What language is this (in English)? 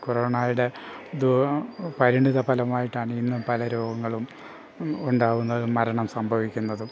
Malayalam